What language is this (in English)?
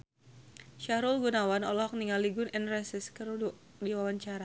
Sundanese